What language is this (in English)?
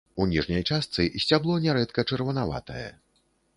Belarusian